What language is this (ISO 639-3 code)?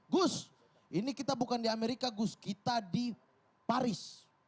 ind